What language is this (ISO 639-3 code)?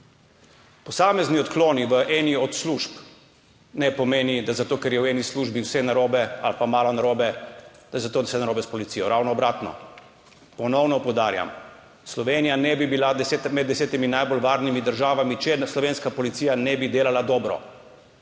slv